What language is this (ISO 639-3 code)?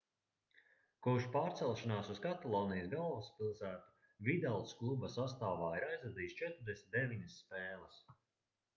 lav